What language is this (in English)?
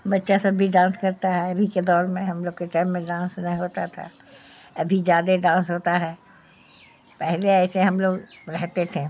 Urdu